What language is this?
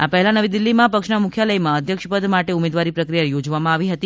Gujarati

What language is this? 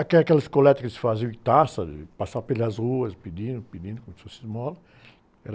Portuguese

